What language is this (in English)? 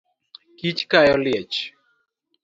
Luo (Kenya and Tanzania)